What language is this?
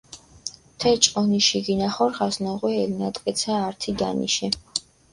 Mingrelian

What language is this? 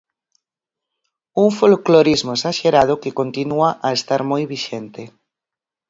Galician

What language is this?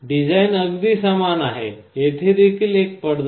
Marathi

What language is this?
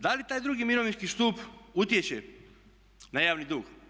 Croatian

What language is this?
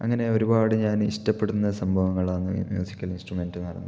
Malayalam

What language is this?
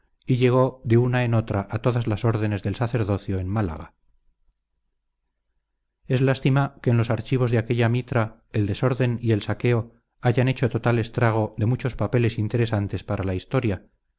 Spanish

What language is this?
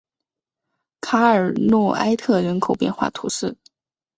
Chinese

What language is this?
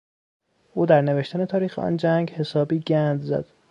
Persian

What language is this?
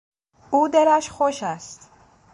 Persian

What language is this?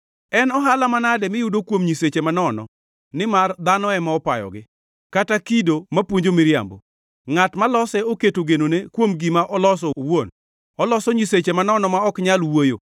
Luo (Kenya and Tanzania)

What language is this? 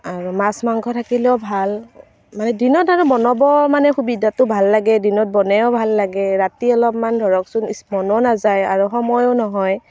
Assamese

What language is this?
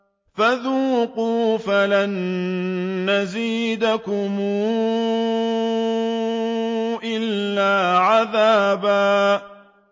Arabic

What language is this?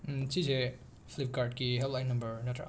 Manipuri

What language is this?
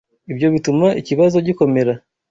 Kinyarwanda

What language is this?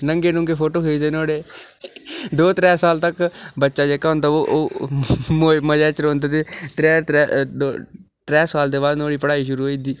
Dogri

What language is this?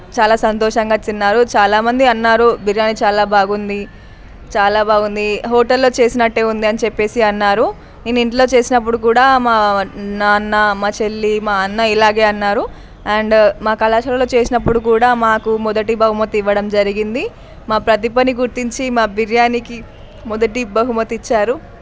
Telugu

